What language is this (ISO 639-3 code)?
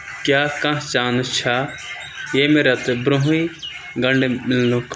kas